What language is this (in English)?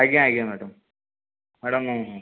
Odia